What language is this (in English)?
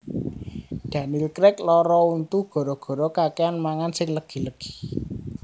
Javanese